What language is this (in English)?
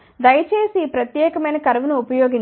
Telugu